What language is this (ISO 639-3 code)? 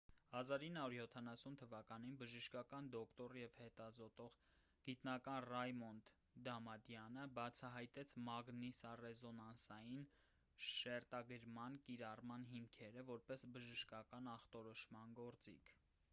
hye